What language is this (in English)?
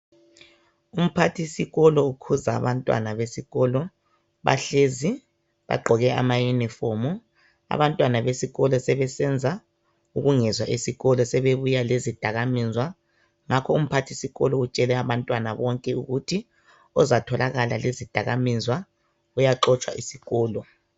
North Ndebele